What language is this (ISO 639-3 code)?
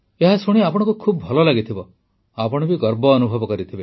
ori